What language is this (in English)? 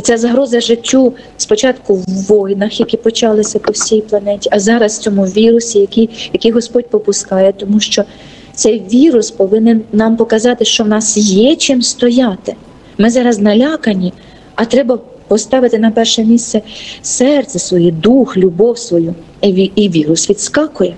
Ukrainian